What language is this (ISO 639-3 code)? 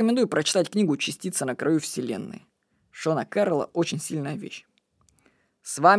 rus